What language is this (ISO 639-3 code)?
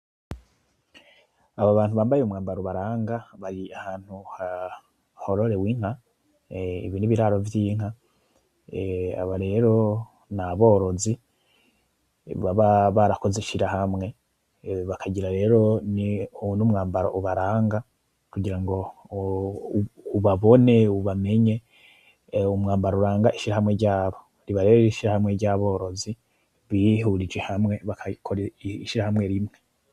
run